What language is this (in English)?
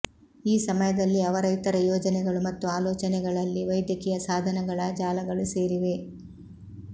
Kannada